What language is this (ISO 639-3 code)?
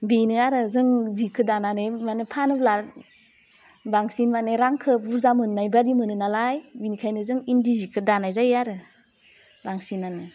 brx